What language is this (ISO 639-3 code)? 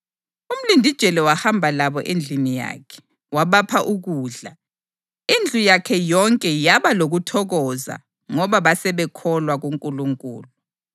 nde